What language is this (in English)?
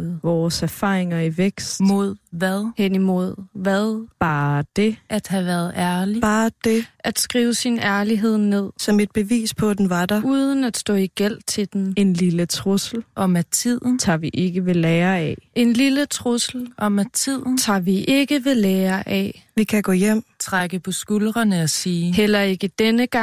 Danish